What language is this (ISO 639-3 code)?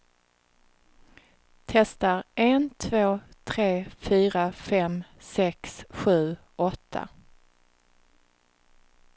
swe